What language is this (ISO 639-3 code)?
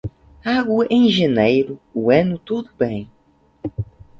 por